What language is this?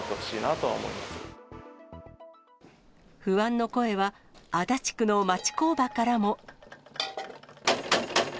Japanese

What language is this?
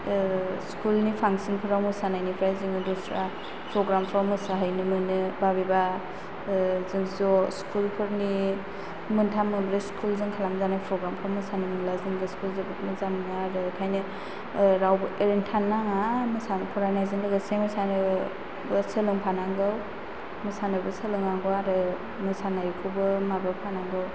Bodo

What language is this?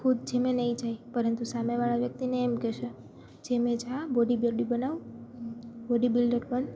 Gujarati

